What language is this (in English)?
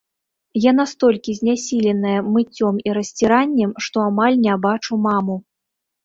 Belarusian